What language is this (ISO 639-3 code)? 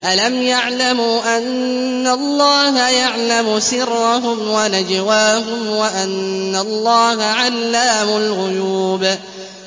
ara